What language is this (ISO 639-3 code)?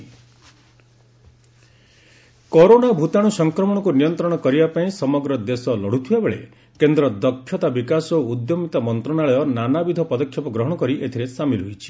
ori